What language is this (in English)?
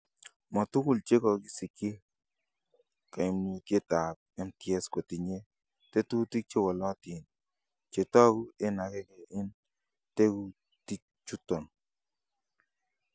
Kalenjin